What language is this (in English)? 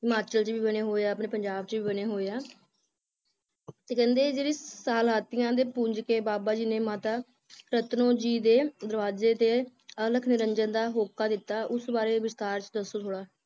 Punjabi